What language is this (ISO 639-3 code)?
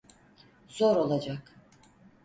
tur